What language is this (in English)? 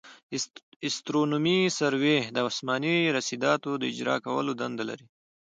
Pashto